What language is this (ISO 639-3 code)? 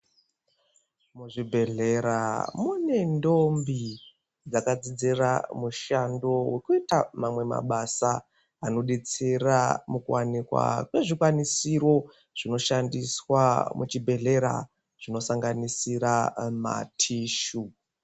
ndc